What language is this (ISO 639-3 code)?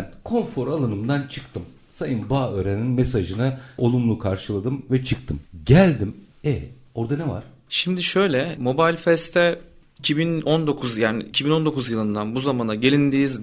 tur